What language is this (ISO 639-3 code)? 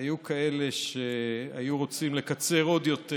heb